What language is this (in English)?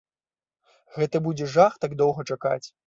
Belarusian